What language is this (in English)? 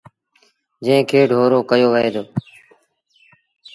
Sindhi Bhil